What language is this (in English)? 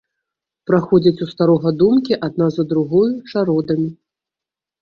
Belarusian